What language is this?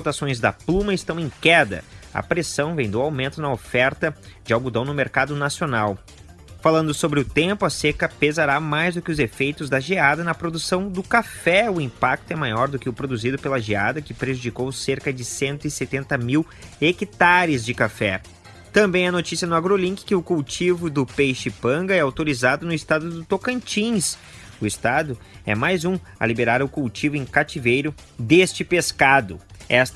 Portuguese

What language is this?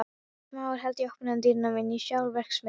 Icelandic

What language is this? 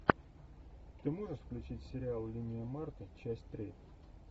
Russian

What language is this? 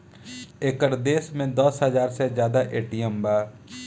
Bhojpuri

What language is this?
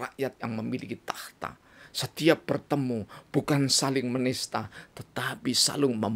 Indonesian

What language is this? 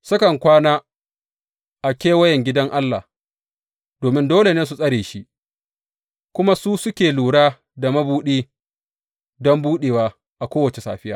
Hausa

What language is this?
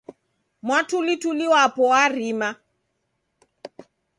Taita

